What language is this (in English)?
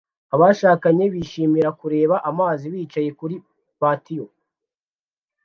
Kinyarwanda